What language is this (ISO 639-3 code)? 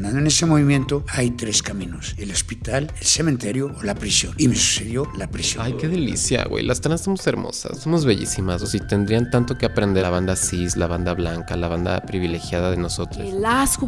spa